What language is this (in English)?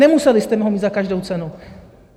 Czech